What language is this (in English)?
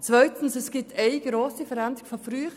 Swiss German